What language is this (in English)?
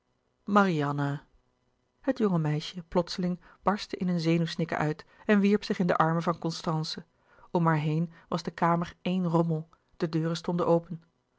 Dutch